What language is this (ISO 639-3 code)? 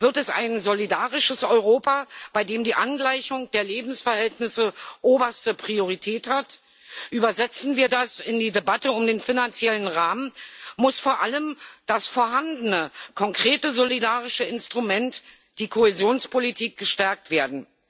deu